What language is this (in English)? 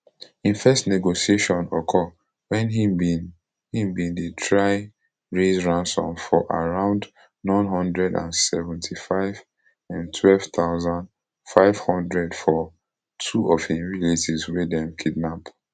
Nigerian Pidgin